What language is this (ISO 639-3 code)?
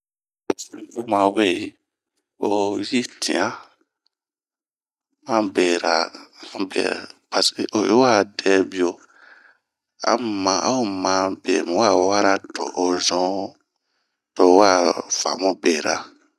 bmq